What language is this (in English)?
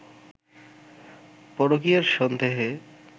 Bangla